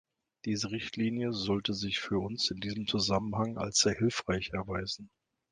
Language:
German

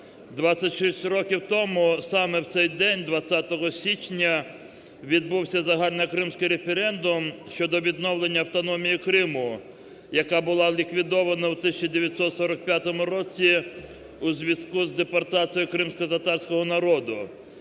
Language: Ukrainian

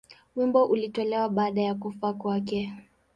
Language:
Swahili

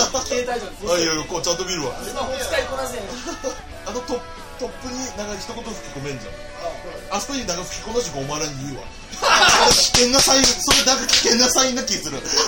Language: Japanese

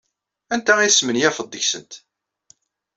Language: Kabyle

